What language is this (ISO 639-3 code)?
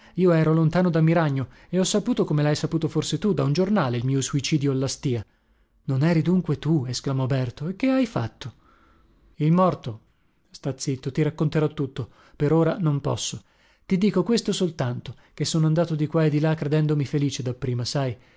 ita